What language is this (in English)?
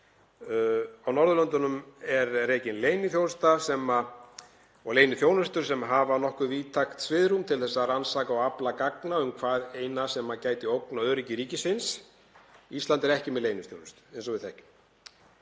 Icelandic